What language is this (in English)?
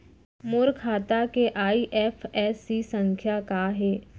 Chhattisgarhi